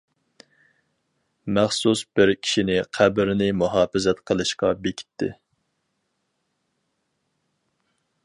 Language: Uyghur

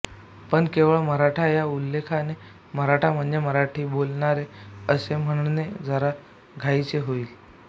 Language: Marathi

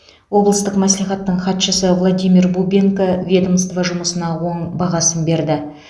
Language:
Kazakh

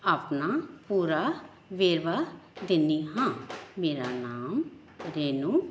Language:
Punjabi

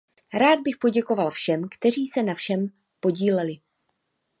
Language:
Czech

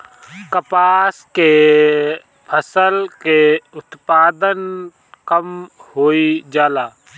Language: Bhojpuri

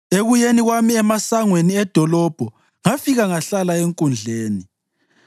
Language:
North Ndebele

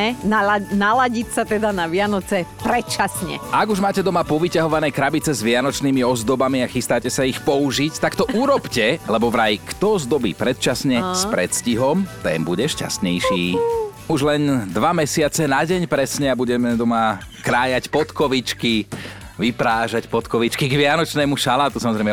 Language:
Slovak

